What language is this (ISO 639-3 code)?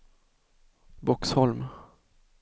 swe